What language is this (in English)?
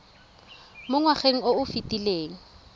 Tswana